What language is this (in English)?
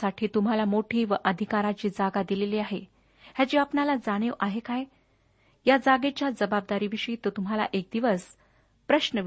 Marathi